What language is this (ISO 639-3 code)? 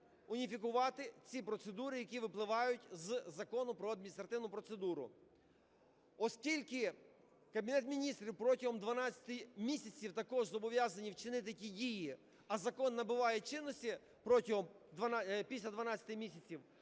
ukr